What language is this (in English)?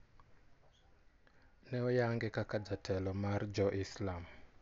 Luo (Kenya and Tanzania)